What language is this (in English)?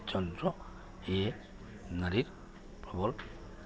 Assamese